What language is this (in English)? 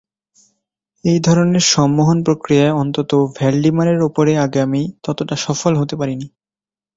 Bangla